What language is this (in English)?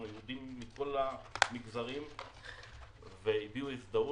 Hebrew